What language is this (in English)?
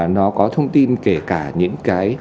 Vietnamese